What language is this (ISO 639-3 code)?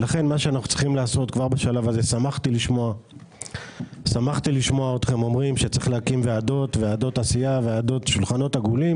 heb